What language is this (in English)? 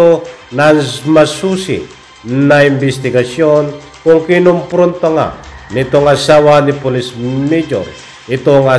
Filipino